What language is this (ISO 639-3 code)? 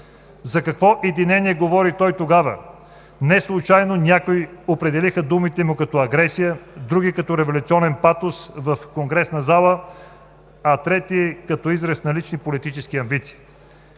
bul